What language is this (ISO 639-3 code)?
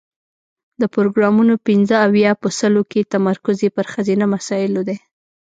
pus